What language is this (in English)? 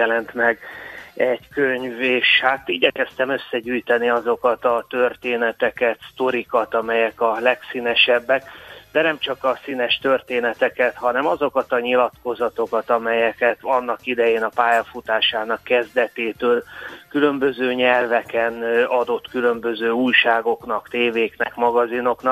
Hungarian